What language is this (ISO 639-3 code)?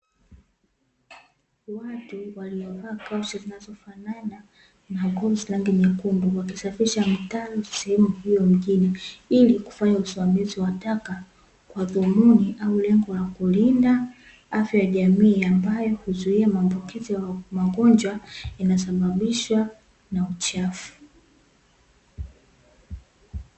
swa